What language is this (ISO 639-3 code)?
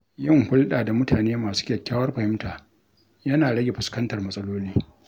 hau